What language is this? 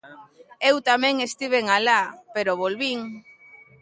Galician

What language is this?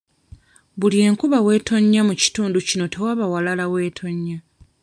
Ganda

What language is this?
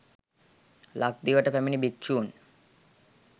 Sinhala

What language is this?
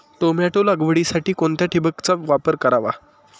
Marathi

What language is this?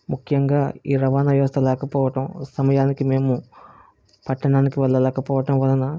Telugu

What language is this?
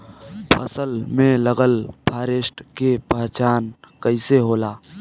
Bhojpuri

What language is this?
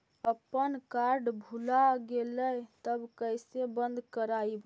Magahi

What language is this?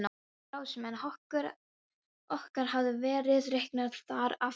Icelandic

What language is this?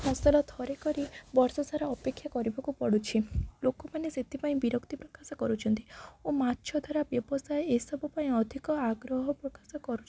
Odia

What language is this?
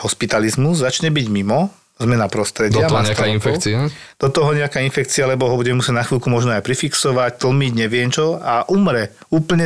Slovak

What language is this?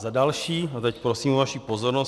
Czech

